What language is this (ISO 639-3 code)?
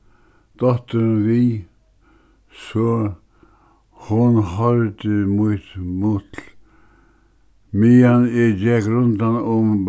fao